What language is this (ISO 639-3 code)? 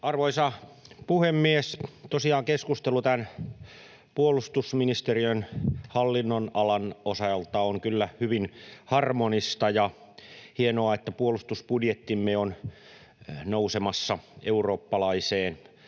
fin